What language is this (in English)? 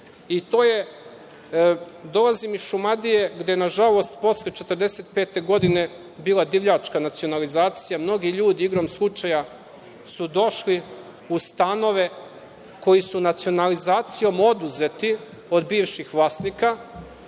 Serbian